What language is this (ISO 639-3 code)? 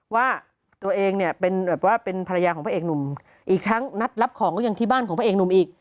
tha